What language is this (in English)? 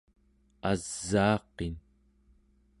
Central Yupik